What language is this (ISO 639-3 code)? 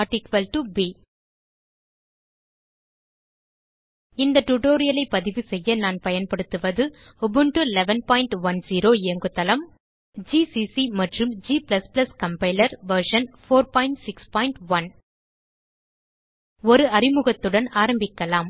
tam